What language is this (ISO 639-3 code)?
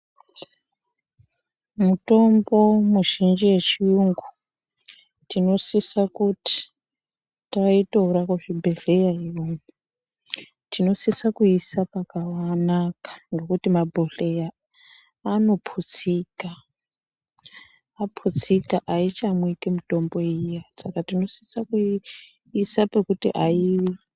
ndc